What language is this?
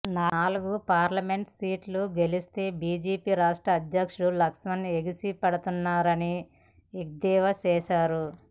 Telugu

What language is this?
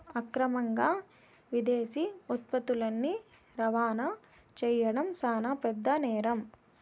Telugu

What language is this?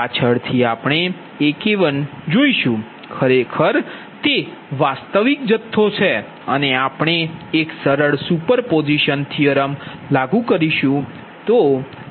Gujarati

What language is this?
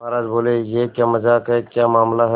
Hindi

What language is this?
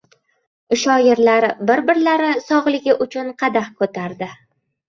Uzbek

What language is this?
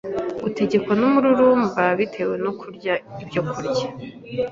Kinyarwanda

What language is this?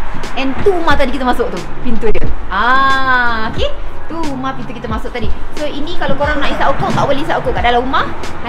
Malay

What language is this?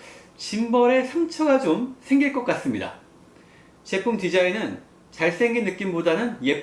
Korean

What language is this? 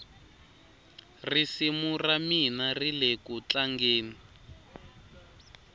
Tsonga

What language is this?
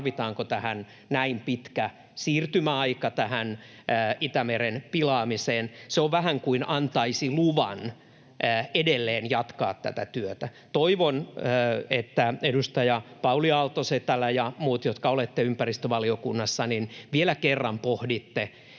Finnish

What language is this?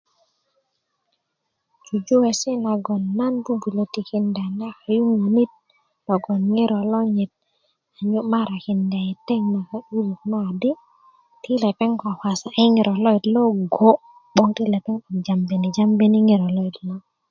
Kuku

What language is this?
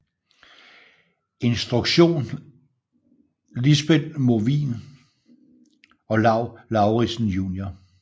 Danish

